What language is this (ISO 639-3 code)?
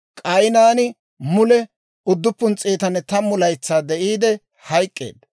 dwr